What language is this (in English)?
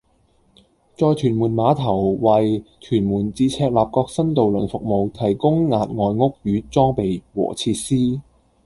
Cantonese